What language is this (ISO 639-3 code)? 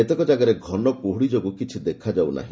ori